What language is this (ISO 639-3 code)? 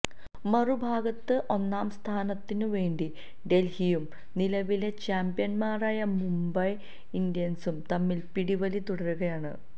mal